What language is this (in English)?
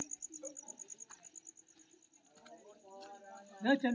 Maithili